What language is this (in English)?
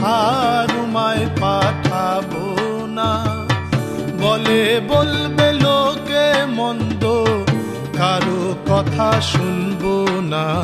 Hindi